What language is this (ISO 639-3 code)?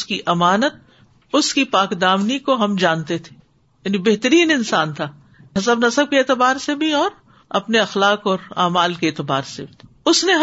urd